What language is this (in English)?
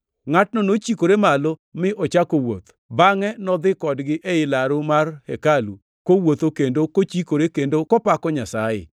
Luo (Kenya and Tanzania)